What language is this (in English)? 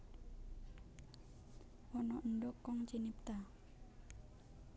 Javanese